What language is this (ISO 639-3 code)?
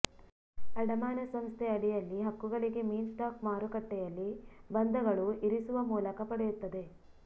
kan